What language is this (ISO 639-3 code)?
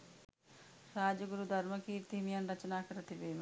sin